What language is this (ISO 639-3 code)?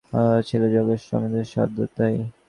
ben